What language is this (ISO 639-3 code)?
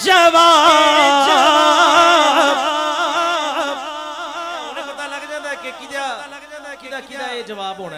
ara